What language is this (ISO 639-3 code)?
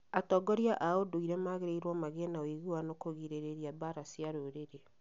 kik